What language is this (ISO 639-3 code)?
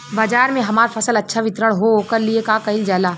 bho